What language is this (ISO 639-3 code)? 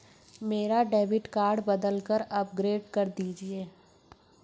hin